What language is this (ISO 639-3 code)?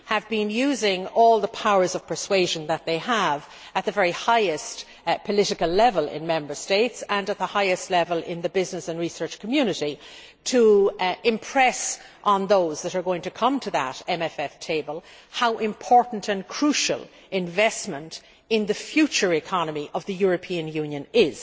eng